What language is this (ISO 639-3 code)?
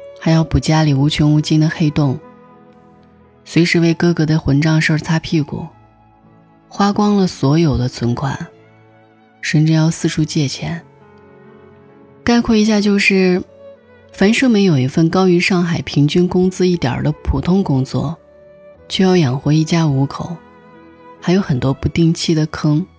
zho